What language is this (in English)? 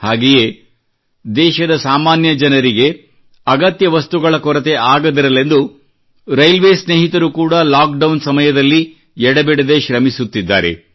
Kannada